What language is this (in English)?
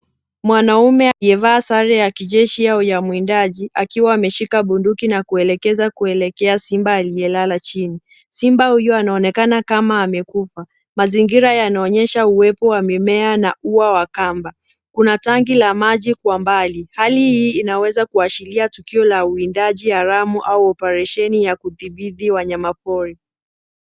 Swahili